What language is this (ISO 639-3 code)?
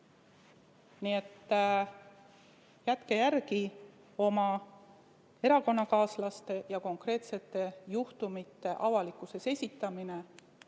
est